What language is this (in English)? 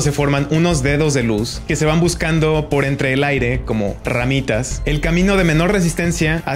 Spanish